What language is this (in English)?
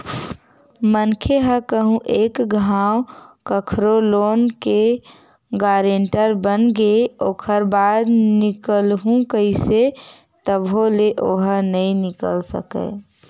Chhattisgarhi